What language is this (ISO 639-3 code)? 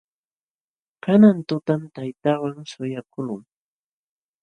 qxw